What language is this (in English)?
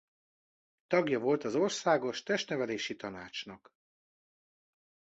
Hungarian